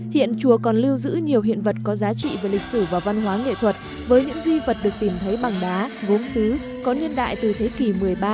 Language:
Vietnamese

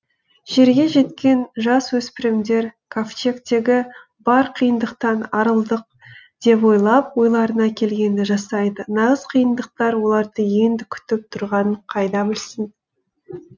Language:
Kazakh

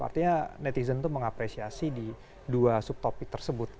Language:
Indonesian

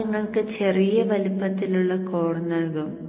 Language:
Malayalam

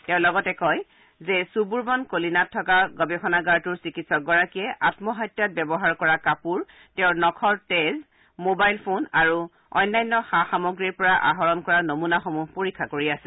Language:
Assamese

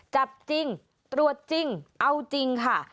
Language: Thai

